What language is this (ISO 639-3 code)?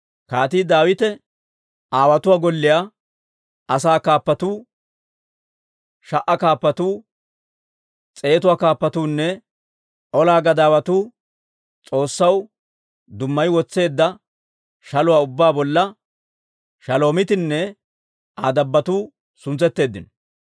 dwr